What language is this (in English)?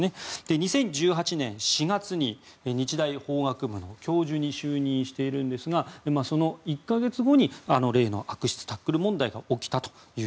Japanese